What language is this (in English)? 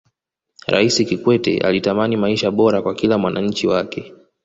Swahili